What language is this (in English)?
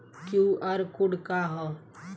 Bhojpuri